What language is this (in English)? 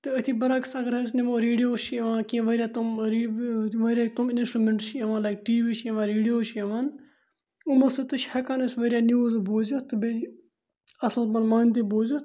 Kashmiri